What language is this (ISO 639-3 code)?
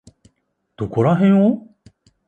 jpn